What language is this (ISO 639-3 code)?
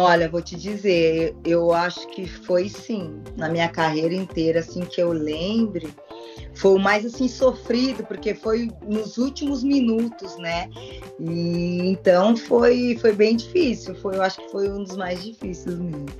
por